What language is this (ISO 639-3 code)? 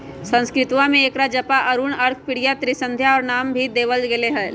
mag